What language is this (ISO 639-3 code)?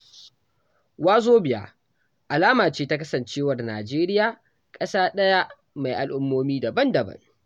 hau